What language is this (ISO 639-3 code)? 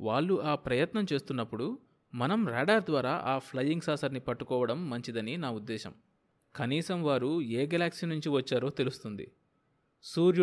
tel